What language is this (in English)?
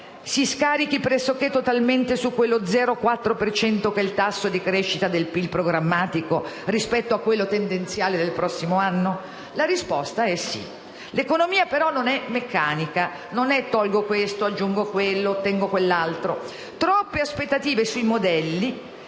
Italian